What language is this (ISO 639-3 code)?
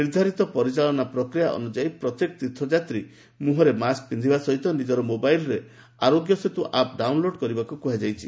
ori